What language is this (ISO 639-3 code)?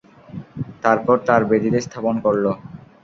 ben